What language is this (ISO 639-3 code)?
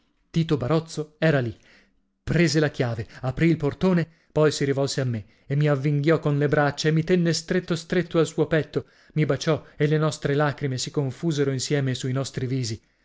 ita